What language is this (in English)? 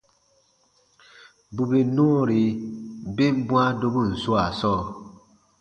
Baatonum